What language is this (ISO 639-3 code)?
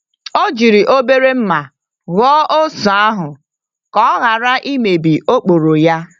ibo